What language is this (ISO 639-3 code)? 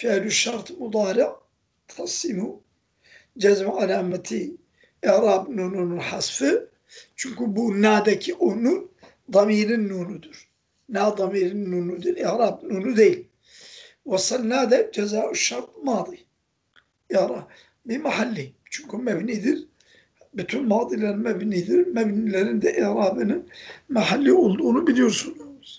tur